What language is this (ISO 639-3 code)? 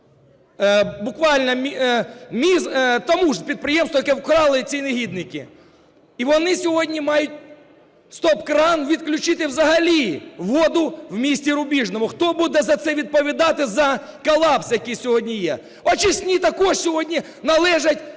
ukr